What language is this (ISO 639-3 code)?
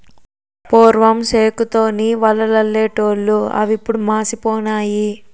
tel